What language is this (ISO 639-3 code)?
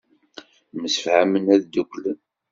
kab